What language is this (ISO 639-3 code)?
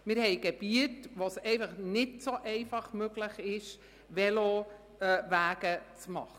gsw